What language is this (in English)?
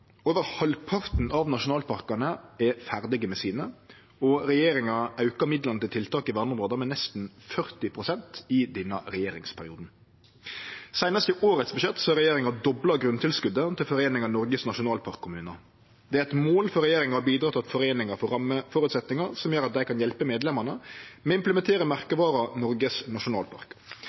Norwegian Nynorsk